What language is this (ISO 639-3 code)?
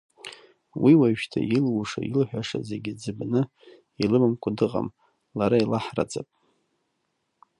abk